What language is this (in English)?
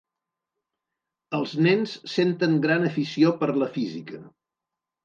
Catalan